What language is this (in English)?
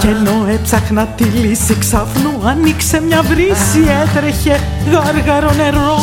Greek